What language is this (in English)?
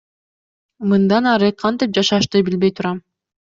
Kyrgyz